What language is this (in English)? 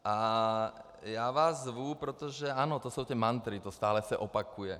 Czech